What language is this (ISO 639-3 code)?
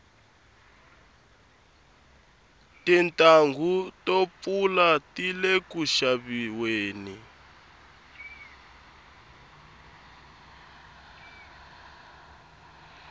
tso